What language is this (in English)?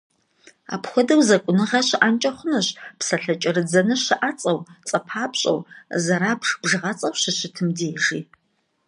Kabardian